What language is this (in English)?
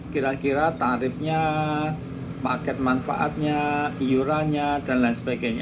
Indonesian